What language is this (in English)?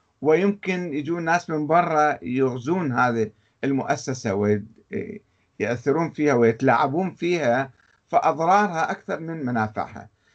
Arabic